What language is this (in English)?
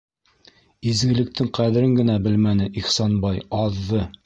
Bashkir